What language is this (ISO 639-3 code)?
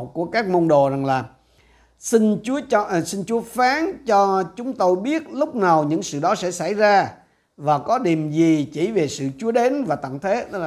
vie